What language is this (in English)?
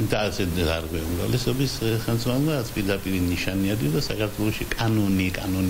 Romanian